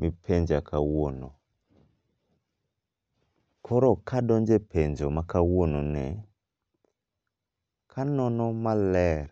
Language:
Luo (Kenya and Tanzania)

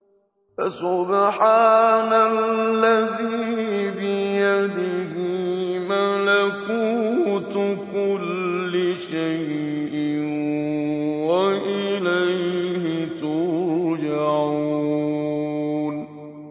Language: Arabic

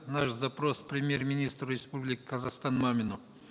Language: Kazakh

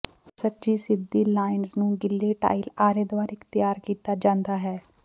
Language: Punjabi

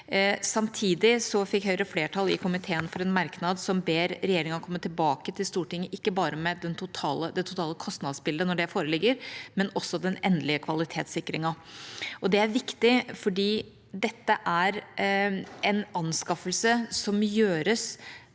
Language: Norwegian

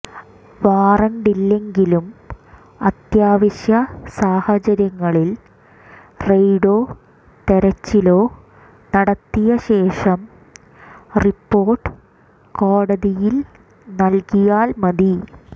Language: Malayalam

